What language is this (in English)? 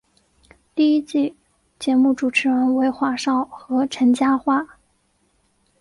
Chinese